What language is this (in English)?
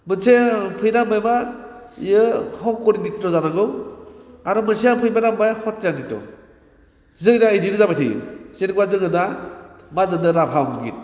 Bodo